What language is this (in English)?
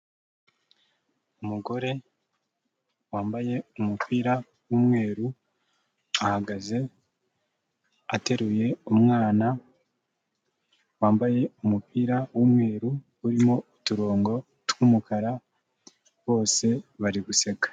Kinyarwanda